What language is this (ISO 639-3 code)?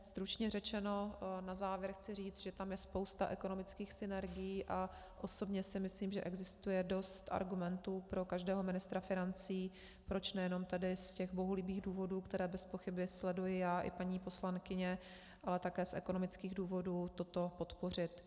ces